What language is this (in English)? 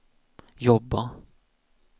Swedish